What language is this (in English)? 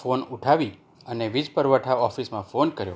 Gujarati